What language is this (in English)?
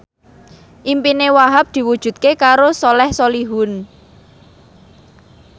Javanese